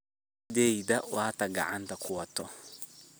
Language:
Somali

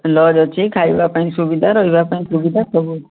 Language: Odia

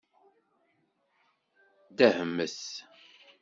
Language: Kabyle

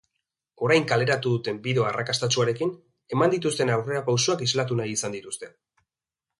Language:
Basque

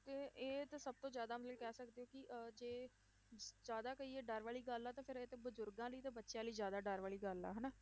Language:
Punjabi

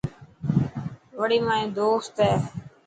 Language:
Dhatki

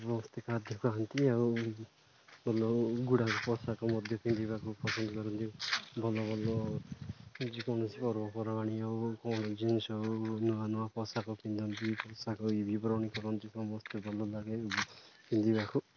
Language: Odia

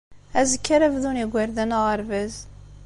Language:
Kabyle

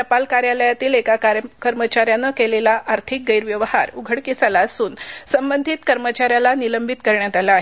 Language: Marathi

